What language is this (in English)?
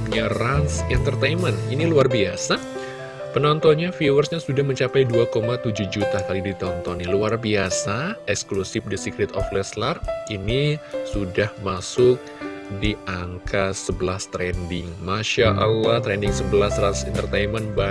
Indonesian